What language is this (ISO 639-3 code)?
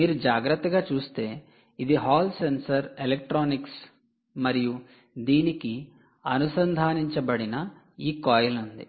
tel